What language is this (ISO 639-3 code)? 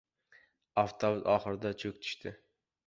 uzb